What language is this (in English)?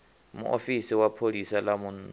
Venda